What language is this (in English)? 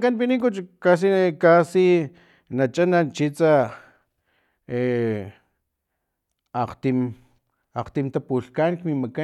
Filomena Mata-Coahuitlán Totonac